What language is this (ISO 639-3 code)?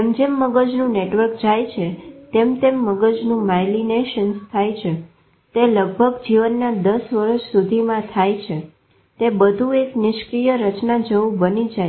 guj